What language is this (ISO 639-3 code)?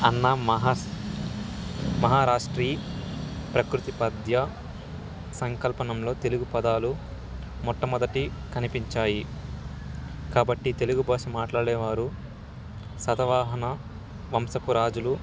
tel